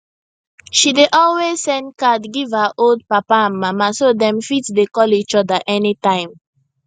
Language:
Nigerian Pidgin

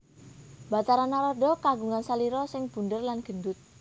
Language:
Javanese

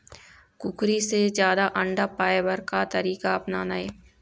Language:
Chhattisgarhi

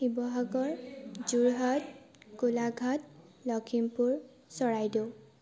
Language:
Assamese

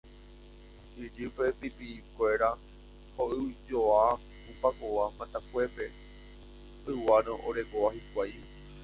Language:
Guarani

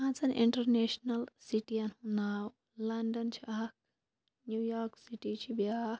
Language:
Kashmiri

